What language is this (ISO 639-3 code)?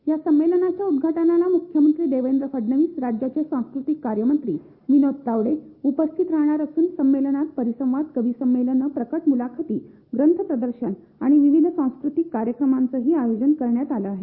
mar